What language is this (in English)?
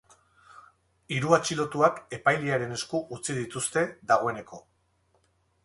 Basque